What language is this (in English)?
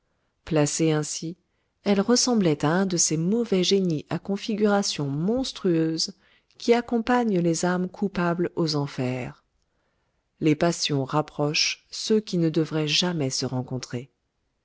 French